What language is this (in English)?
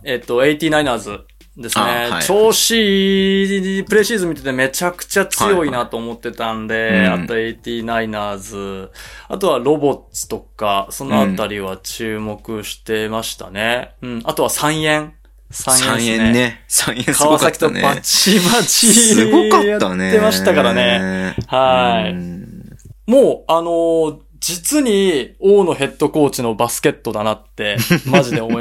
Japanese